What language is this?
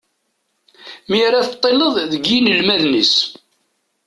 Kabyle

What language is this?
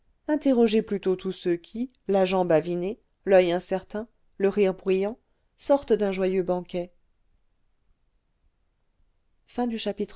French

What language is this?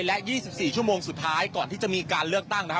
Thai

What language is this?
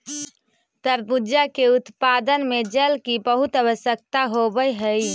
Magahi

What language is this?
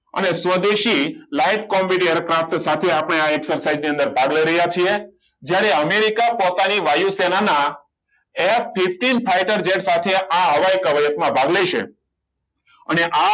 Gujarati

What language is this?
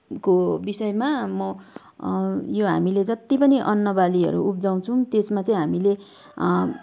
Nepali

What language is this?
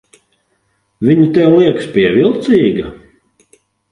Latvian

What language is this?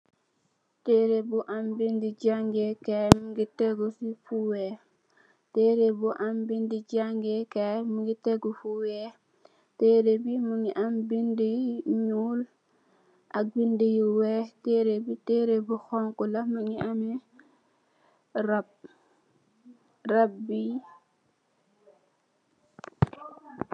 Wolof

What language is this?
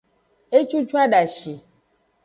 Aja (Benin)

